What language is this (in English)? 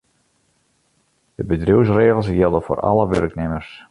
Western Frisian